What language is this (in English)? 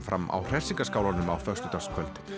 Icelandic